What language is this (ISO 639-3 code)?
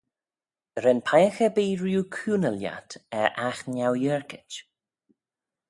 glv